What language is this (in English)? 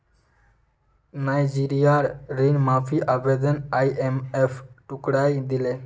Magahi